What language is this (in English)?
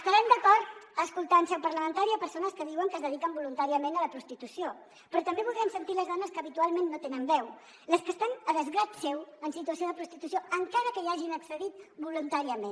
Catalan